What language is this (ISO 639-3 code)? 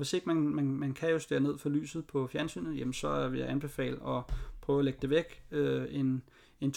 dan